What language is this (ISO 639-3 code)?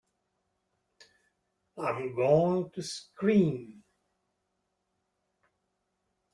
eng